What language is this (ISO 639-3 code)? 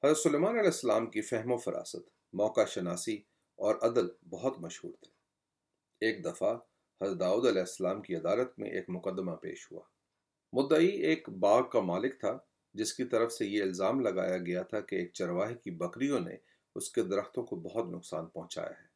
urd